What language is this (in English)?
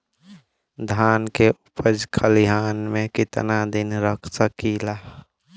Bhojpuri